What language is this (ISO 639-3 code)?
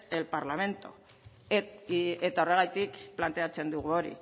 eus